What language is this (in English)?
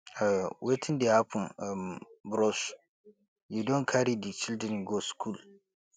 Nigerian Pidgin